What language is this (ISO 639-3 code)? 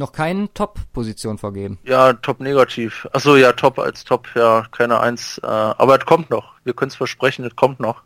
deu